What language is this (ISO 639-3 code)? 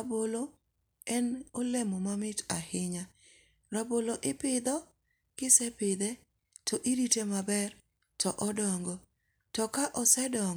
luo